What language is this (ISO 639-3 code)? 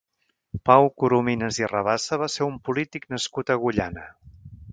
cat